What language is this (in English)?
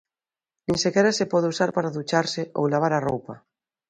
Galician